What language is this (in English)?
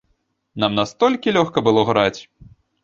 Belarusian